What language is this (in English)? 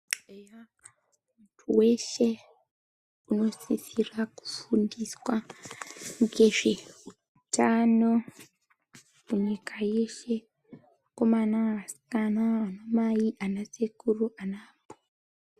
Ndau